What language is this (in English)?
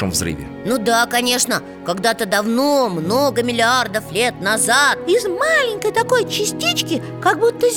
Russian